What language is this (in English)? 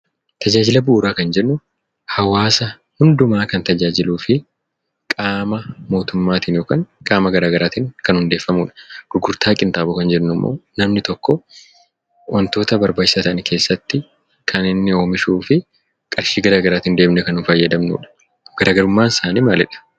Oromo